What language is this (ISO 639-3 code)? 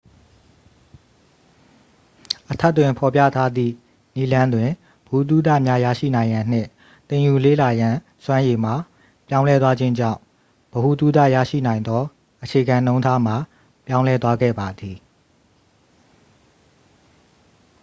mya